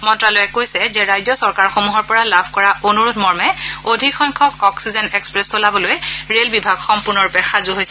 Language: Assamese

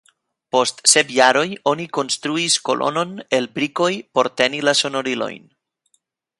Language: Esperanto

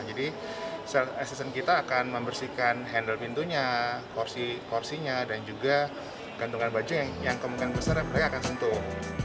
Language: Indonesian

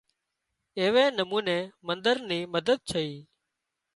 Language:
Wadiyara Koli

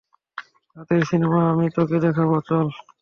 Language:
Bangla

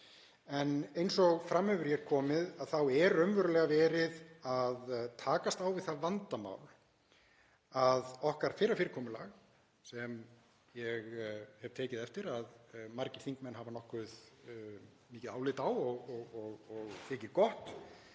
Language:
Icelandic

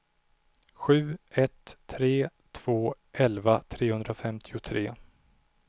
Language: Swedish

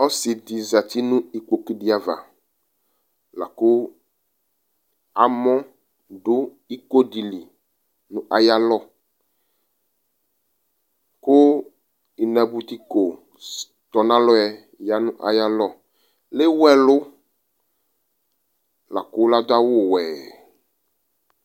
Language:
Ikposo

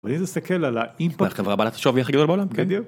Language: Hebrew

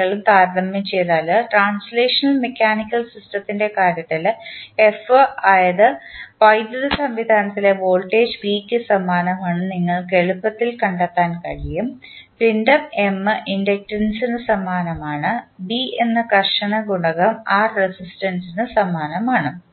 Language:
Malayalam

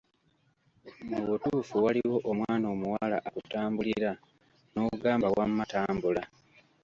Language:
Ganda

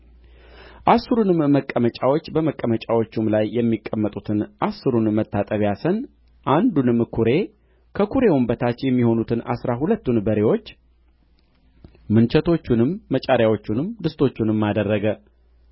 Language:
Amharic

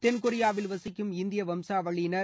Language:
Tamil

